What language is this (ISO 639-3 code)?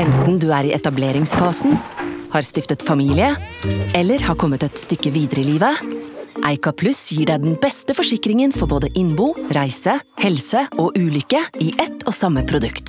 nor